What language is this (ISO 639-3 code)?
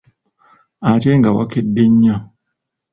lug